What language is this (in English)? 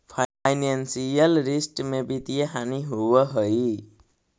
Magahi